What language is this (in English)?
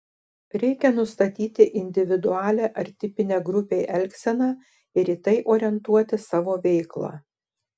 Lithuanian